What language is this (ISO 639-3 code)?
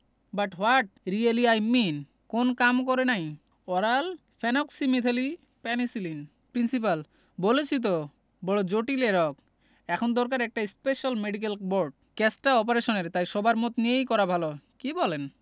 ben